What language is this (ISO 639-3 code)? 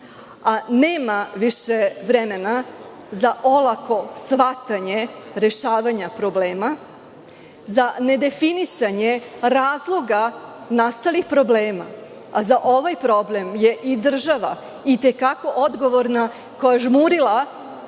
srp